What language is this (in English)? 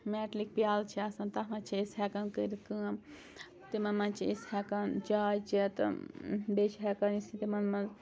Kashmiri